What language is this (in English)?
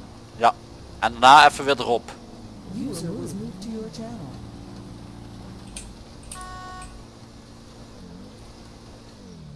Dutch